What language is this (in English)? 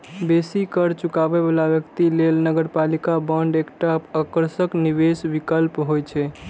Maithili